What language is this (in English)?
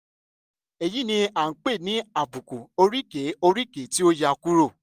Yoruba